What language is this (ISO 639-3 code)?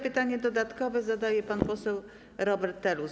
pol